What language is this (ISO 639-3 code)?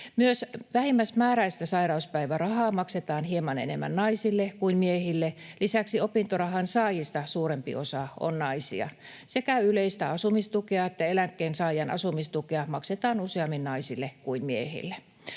fin